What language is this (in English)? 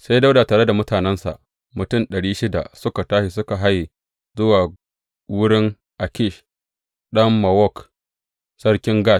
Hausa